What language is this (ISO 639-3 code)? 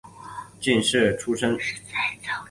zho